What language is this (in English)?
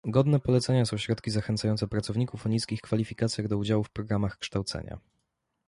Polish